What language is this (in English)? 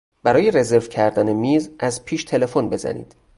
Persian